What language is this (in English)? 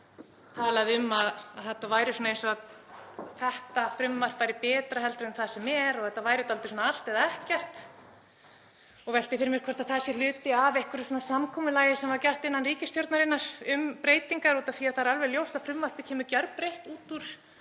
Icelandic